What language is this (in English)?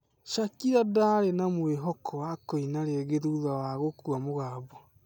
Kikuyu